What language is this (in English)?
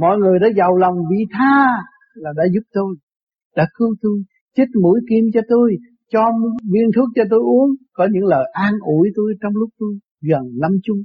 Vietnamese